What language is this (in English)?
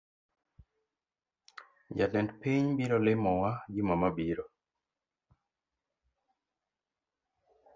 Luo (Kenya and Tanzania)